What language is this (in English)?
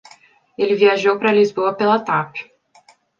Portuguese